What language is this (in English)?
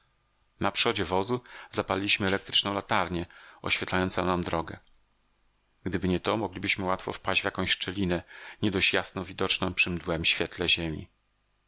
Polish